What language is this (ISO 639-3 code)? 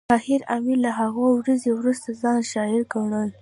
pus